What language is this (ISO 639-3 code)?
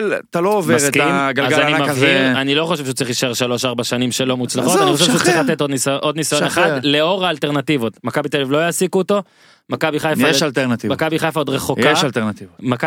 heb